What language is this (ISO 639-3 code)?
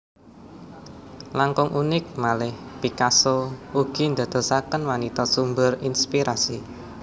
jav